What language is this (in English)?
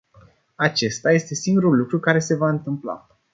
Romanian